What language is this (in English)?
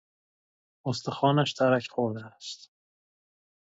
Persian